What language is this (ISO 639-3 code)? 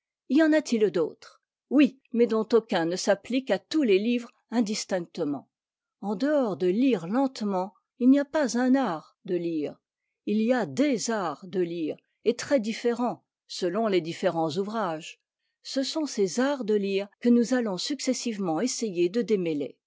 fra